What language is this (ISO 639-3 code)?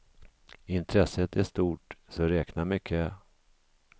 swe